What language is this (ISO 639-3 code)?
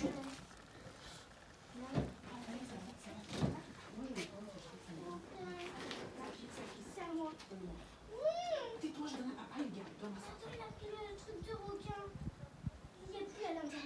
fra